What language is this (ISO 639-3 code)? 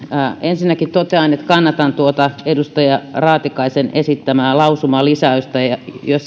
fin